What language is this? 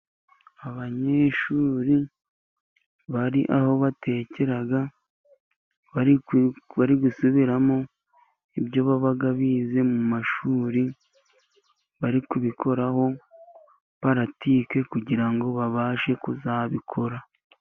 Kinyarwanda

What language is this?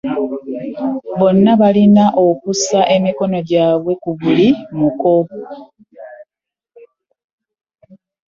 Ganda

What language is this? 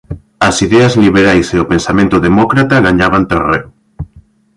Galician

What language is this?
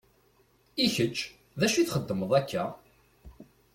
Kabyle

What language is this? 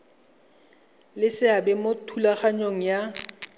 Tswana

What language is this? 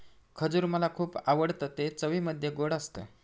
Marathi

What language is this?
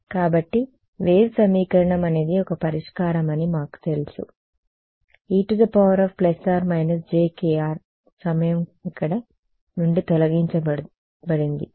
Telugu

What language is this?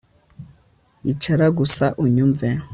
Kinyarwanda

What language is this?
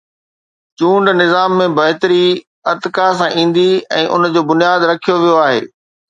Sindhi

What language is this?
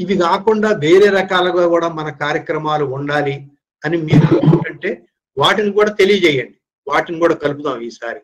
Telugu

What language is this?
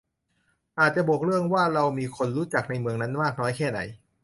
Thai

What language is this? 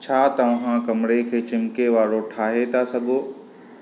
Sindhi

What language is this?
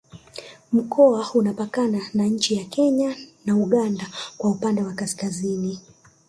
Swahili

